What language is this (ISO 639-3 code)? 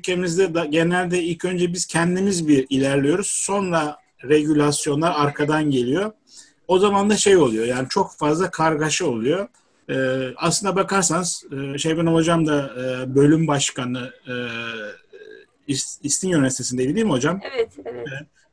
tur